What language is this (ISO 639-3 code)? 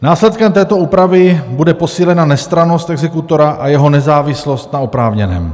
ces